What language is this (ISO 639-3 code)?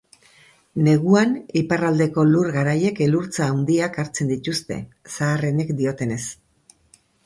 eus